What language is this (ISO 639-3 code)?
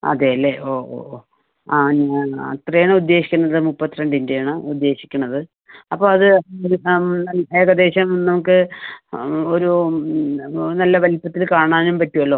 mal